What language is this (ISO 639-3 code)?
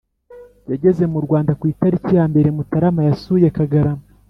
kin